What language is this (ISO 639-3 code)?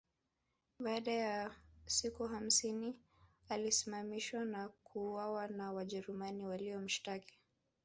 swa